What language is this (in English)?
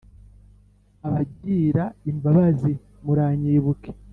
Kinyarwanda